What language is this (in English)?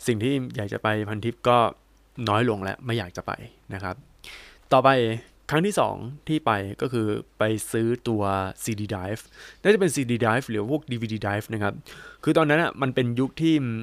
Thai